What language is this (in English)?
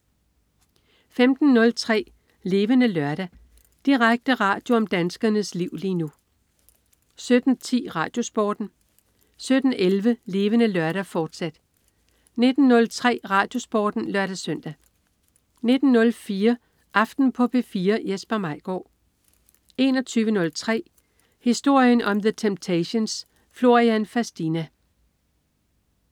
Danish